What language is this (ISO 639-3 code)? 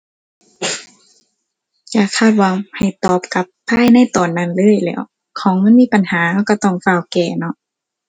tha